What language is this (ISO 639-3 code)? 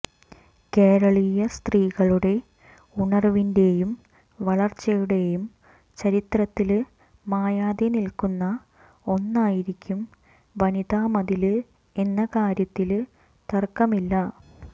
mal